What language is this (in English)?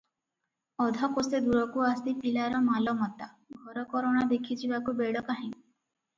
Odia